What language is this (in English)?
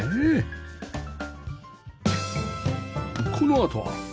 Japanese